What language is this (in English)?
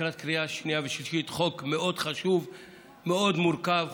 Hebrew